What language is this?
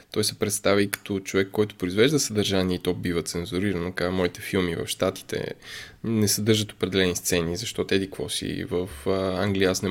Bulgarian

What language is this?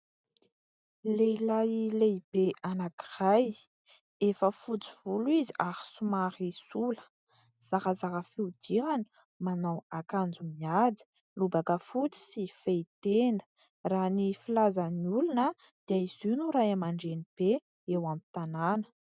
Malagasy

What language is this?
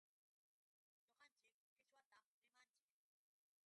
Yauyos Quechua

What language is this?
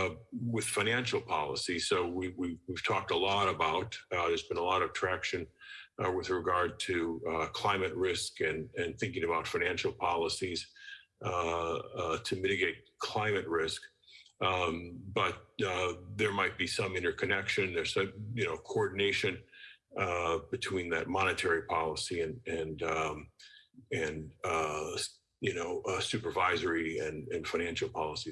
English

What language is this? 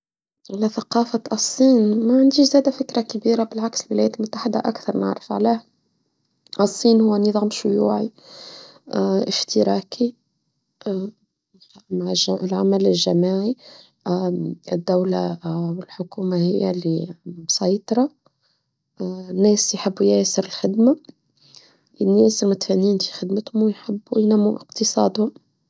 Tunisian Arabic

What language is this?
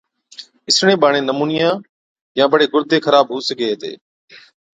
Od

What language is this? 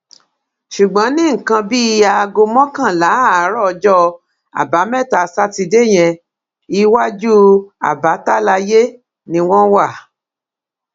Yoruba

